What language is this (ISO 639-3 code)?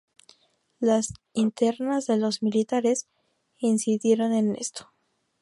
spa